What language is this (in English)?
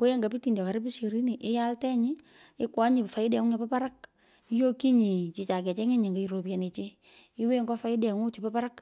Pökoot